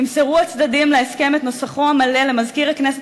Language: Hebrew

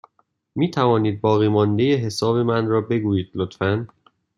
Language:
Persian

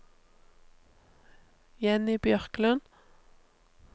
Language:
Norwegian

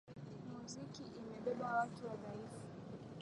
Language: Swahili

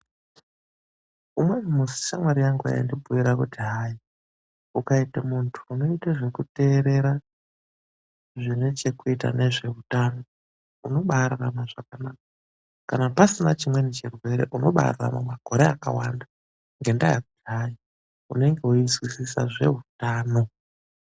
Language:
Ndau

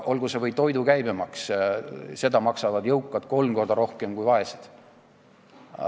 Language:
Estonian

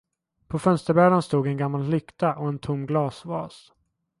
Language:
Swedish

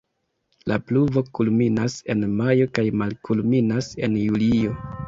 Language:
Esperanto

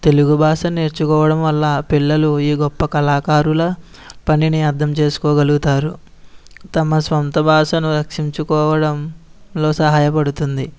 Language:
Telugu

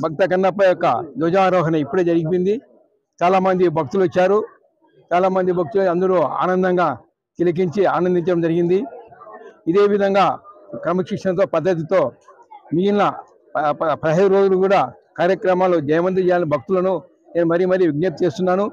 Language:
Telugu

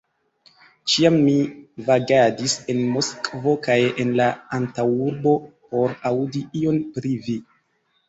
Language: Esperanto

